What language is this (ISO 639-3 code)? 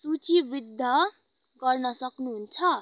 nep